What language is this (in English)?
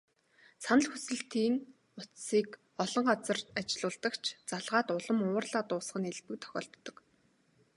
Mongolian